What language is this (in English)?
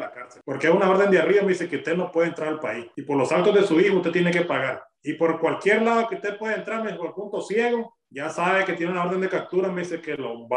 Spanish